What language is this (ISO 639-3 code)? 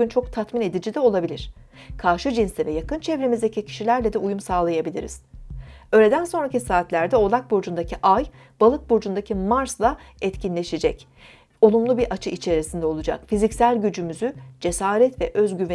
tur